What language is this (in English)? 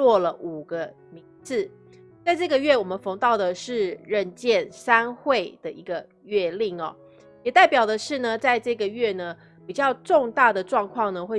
Chinese